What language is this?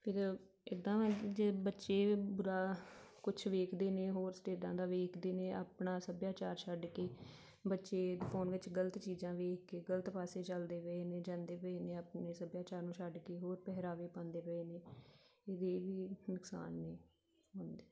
Punjabi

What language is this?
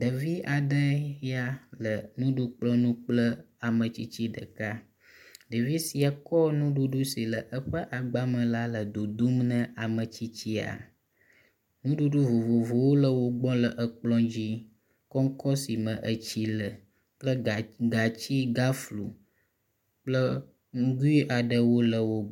Ewe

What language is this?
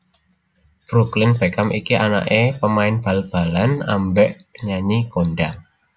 Javanese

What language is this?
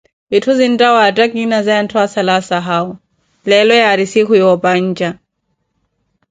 Koti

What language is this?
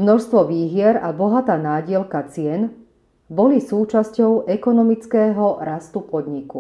Slovak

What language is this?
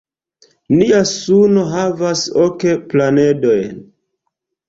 Esperanto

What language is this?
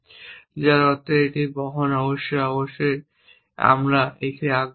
Bangla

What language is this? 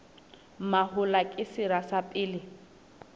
Southern Sotho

